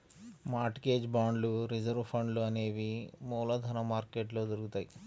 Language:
Telugu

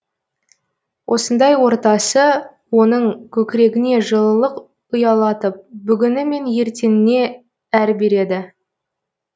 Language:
Kazakh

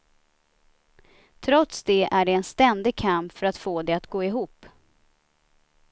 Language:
Swedish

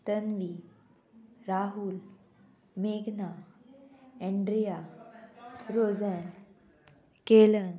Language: Konkani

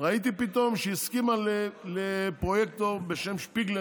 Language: Hebrew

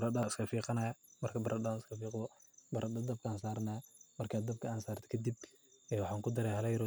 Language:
Somali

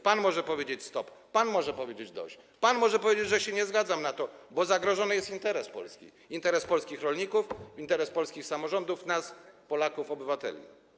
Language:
Polish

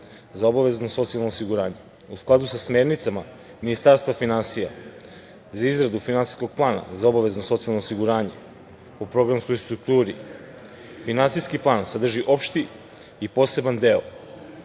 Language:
Serbian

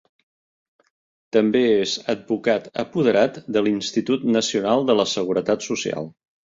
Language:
Catalan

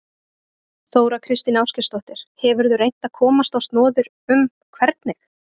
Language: Icelandic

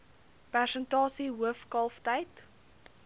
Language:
Afrikaans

